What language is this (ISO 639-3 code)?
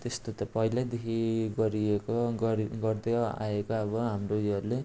nep